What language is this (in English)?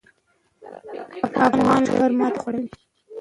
Pashto